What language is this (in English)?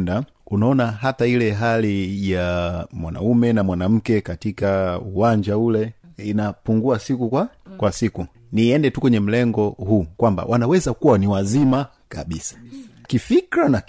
Swahili